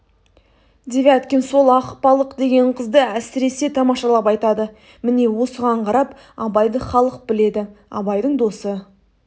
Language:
Kazakh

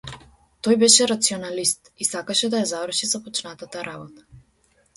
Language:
Macedonian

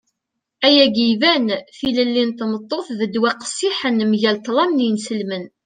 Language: Kabyle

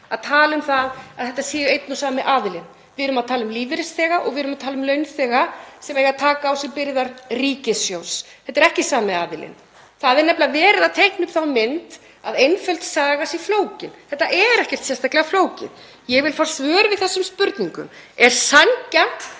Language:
Icelandic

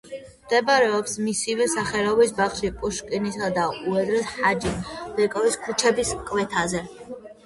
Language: Georgian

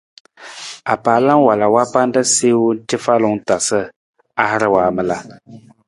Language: Nawdm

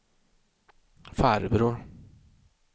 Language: Swedish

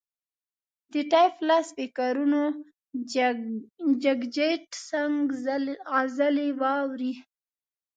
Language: Pashto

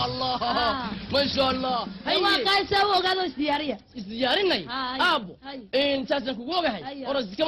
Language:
Arabic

